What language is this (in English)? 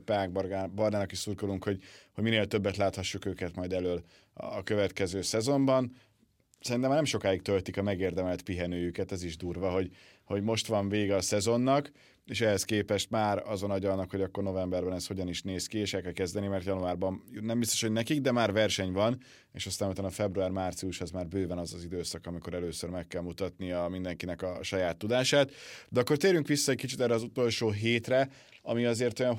Hungarian